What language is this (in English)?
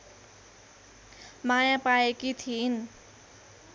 Nepali